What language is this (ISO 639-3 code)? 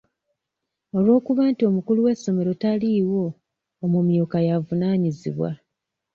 lug